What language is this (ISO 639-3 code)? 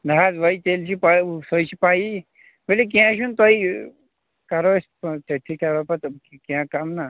kas